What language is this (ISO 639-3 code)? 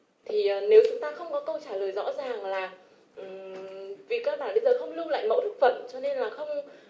vie